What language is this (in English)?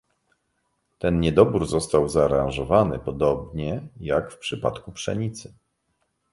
Polish